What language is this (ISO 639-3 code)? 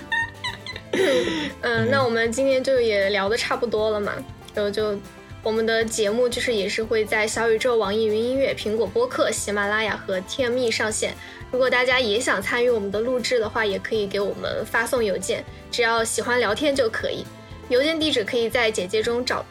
zho